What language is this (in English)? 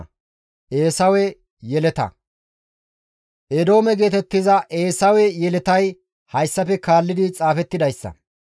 Gamo